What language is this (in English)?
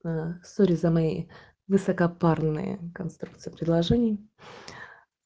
Russian